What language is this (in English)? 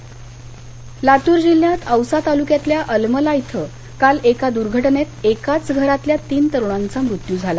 Marathi